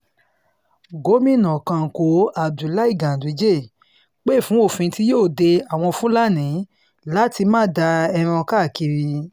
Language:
Yoruba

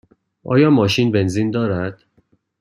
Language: Persian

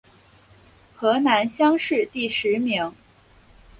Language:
Chinese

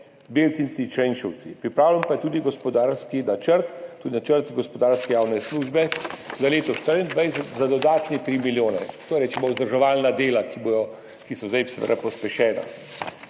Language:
Slovenian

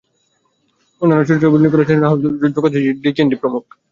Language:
Bangla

